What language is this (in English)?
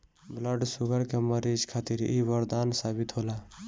Bhojpuri